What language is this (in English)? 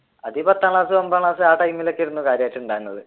Malayalam